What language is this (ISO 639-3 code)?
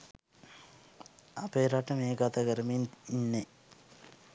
sin